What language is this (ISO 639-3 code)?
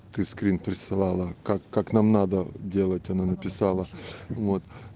rus